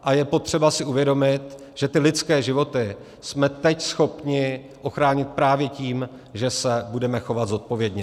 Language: Czech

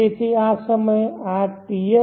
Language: Gujarati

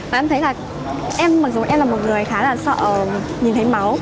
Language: Vietnamese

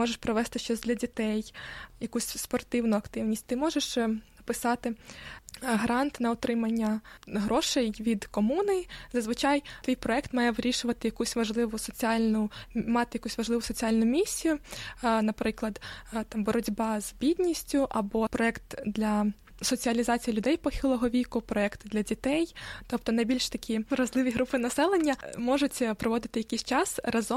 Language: Ukrainian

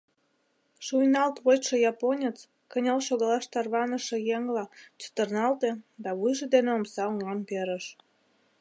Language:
Mari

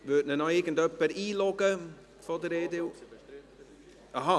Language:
Swiss German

